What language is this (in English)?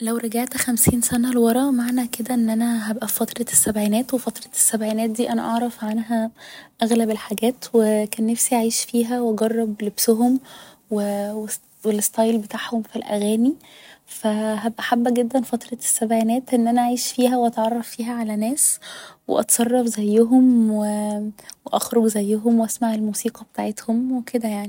Egyptian Arabic